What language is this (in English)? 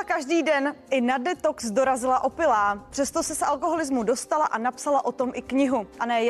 Czech